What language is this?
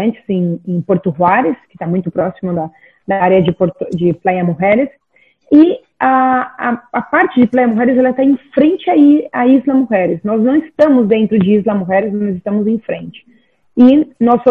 Portuguese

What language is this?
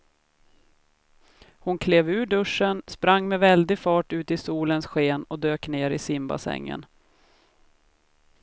Swedish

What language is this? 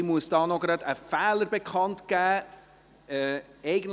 Swiss German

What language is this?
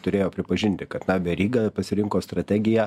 Lithuanian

